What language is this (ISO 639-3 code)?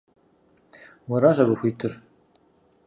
kbd